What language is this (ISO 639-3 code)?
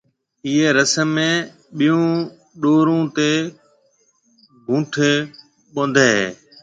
mve